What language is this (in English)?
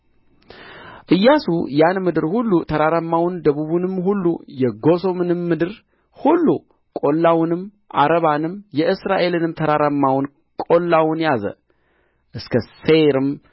Amharic